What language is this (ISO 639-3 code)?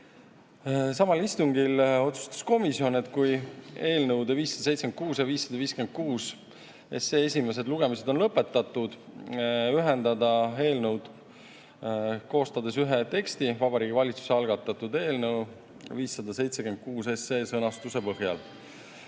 est